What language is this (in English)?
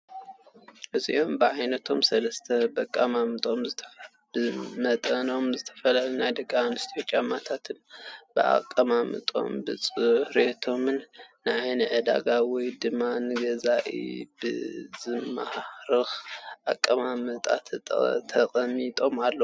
Tigrinya